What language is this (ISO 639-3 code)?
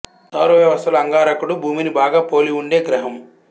tel